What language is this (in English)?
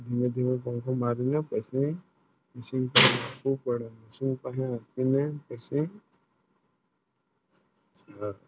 Gujarati